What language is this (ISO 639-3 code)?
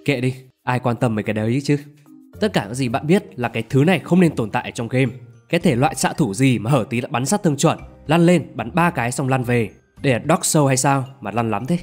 vie